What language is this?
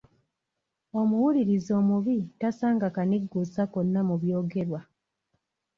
Ganda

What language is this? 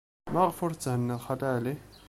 Kabyle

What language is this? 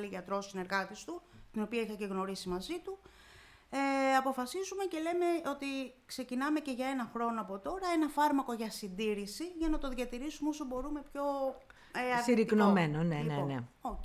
Greek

